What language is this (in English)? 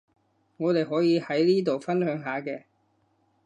Cantonese